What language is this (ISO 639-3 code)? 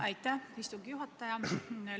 est